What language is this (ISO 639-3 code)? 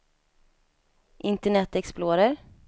swe